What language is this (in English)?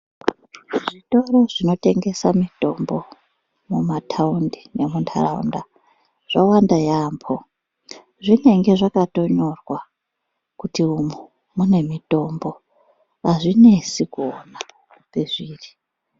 Ndau